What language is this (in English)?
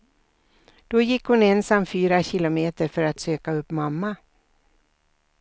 Swedish